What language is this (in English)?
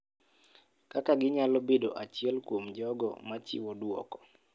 Luo (Kenya and Tanzania)